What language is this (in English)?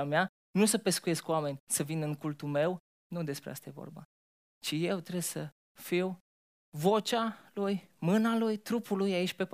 Romanian